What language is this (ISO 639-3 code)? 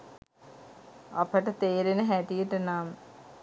sin